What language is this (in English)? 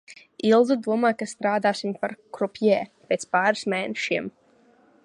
Latvian